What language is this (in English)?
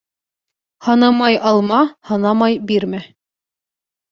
Bashkir